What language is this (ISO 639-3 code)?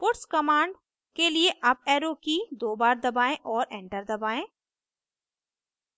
hin